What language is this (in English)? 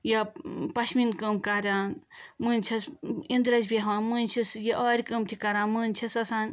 Kashmiri